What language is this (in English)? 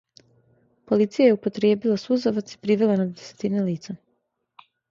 Serbian